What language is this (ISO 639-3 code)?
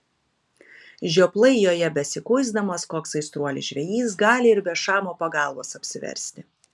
lit